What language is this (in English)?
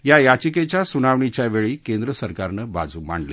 Marathi